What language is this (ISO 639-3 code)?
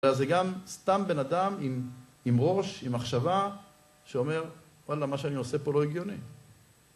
heb